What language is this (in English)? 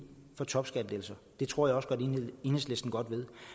Danish